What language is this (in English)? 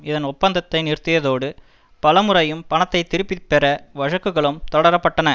Tamil